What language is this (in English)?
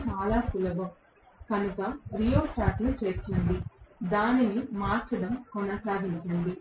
Telugu